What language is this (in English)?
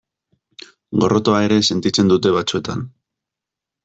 Basque